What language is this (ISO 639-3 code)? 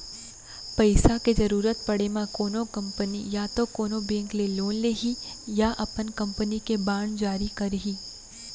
hne